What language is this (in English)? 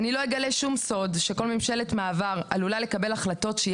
Hebrew